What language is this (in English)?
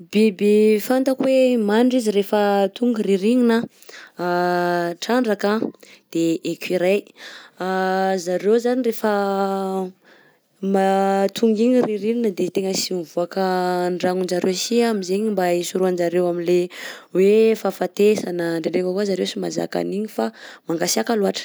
Southern Betsimisaraka Malagasy